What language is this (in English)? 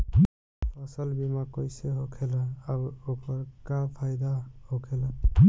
Bhojpuri